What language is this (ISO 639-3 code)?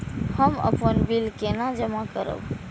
mai